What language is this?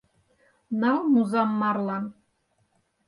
Mari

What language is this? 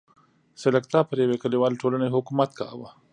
Pashto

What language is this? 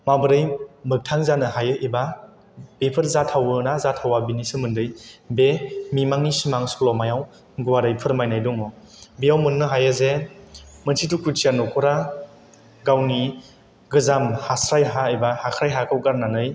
Bodo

